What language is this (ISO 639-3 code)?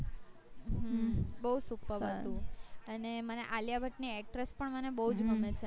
guj